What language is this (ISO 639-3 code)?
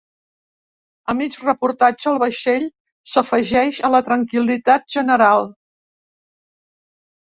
cat